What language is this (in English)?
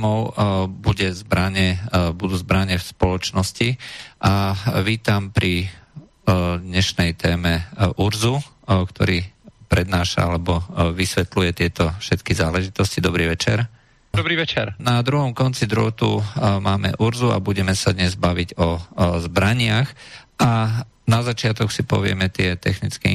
Czech